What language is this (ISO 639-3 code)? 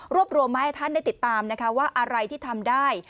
tha